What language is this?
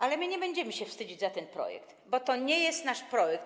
Polish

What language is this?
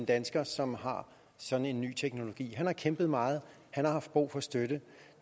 Danish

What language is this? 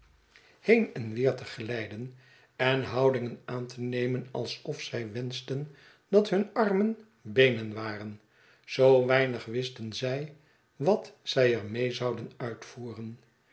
Dutch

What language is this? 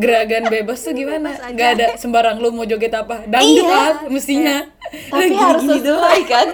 Indonesian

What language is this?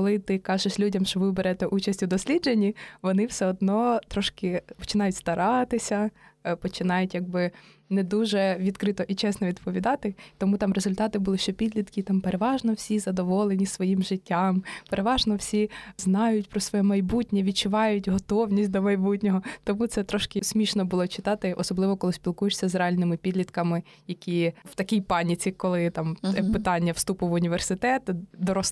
Ukrainian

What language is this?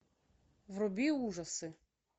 Russian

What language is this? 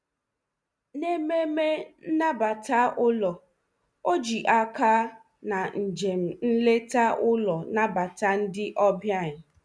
Igbo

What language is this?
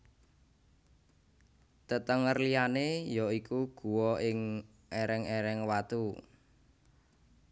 Javanese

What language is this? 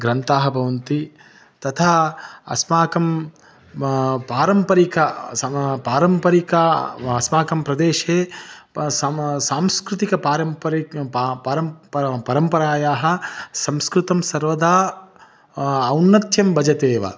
Sanskrit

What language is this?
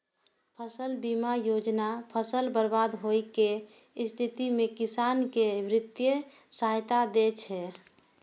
Maithili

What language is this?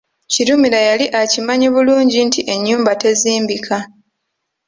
Ganda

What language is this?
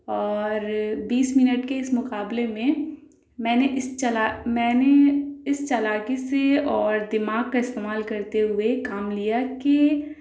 Urdu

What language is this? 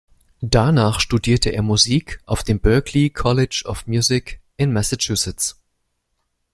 German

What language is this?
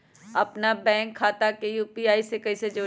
Magahi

